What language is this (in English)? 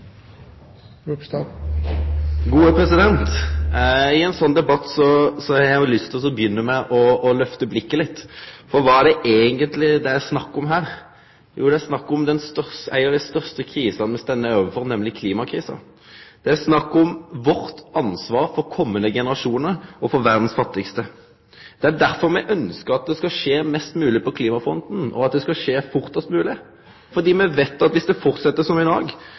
Norwegian